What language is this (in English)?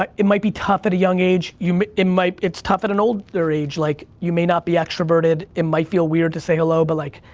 English